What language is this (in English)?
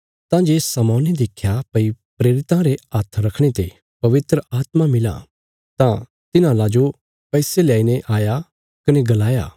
Bilaspuri